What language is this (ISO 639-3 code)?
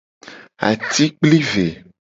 gej